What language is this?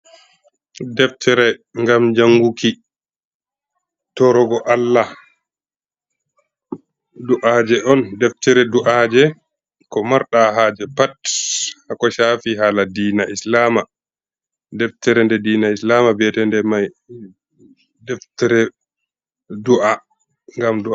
Fula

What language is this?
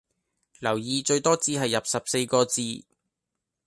Cantonese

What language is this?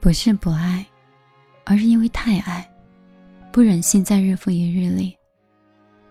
Chinese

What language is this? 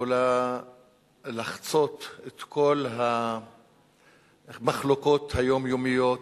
Hebrew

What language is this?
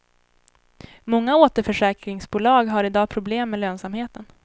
Swedish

